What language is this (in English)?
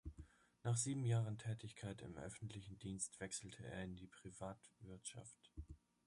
German